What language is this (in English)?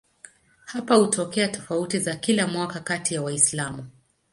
Swahili